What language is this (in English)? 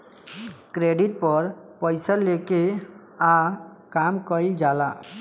Bhojpuri